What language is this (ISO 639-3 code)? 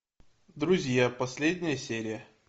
rus